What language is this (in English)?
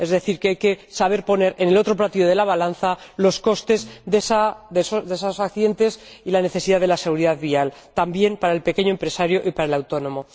Spanish